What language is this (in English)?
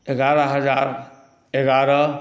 Maithili